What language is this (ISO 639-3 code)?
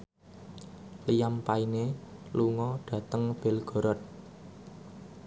jav